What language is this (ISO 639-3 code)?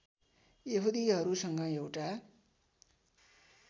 nep